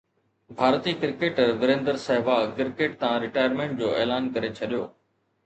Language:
Sindhi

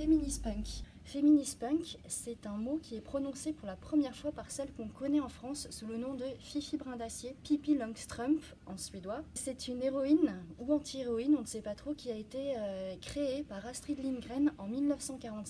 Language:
French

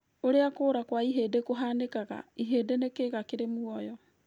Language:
Kikuyu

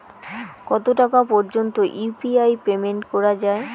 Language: Bangla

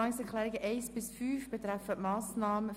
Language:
Swiss German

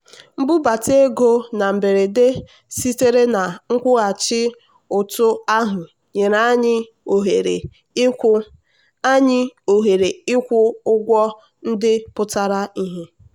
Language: Igbo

